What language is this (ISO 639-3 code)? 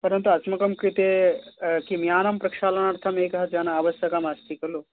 san